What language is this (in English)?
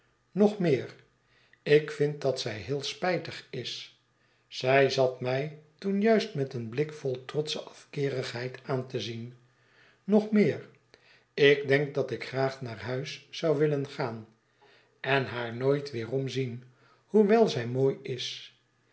Dutch